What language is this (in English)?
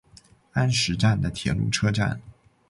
Chinese